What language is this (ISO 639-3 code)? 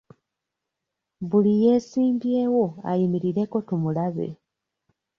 lug